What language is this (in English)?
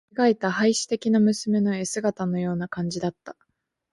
Japanese